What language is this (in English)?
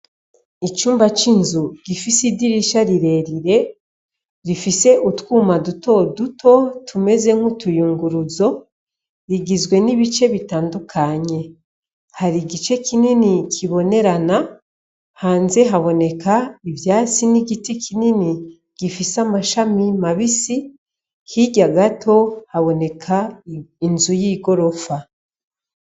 Rundi